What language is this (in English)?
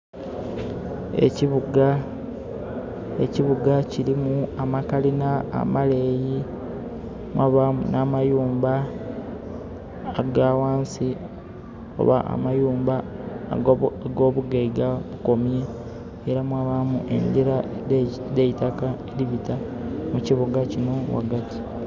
Soga